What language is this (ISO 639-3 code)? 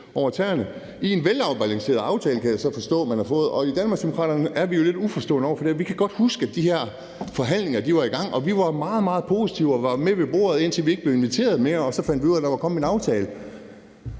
dan